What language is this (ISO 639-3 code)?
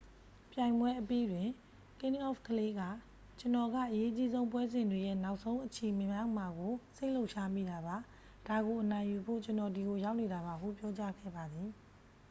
mya